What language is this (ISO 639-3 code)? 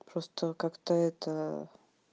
rus